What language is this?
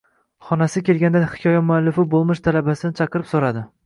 Uzbek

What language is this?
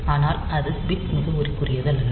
Tamil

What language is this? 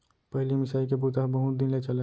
Chhattisgarhi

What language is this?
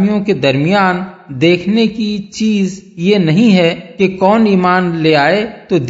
Urdu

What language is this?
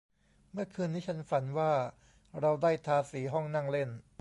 Thai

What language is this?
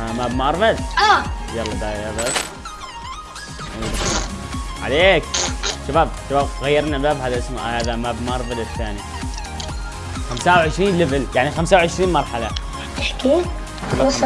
Arabic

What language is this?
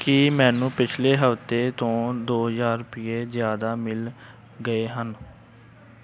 Punjabi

